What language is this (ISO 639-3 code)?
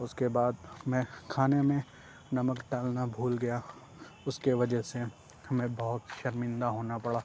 urd